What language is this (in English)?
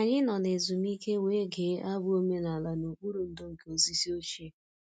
Igbo